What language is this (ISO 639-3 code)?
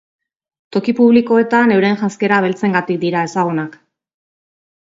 eus